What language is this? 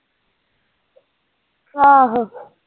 Punjabi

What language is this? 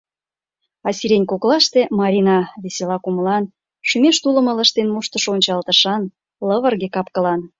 Mari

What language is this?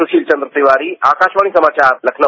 Hindi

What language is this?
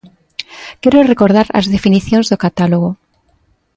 Galician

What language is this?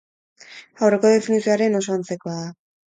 Basque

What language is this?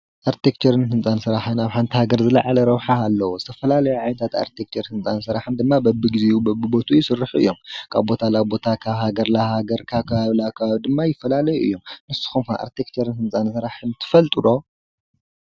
Tigrinya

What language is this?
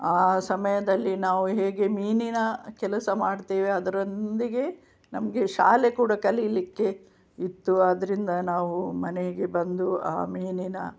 Kannada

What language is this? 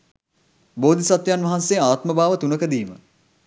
Sinhala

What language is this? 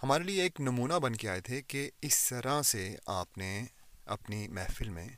Urdu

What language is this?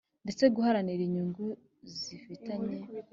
Kinyarwanda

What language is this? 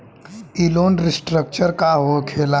Bhojpuri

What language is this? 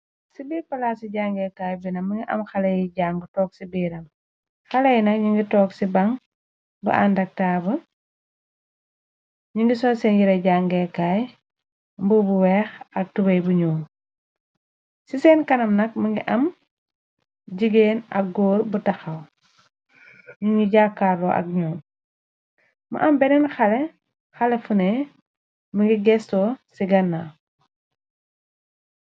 Wolof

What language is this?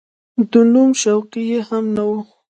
Pashto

